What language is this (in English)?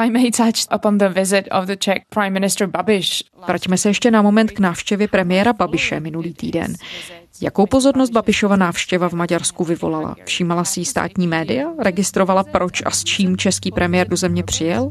Czech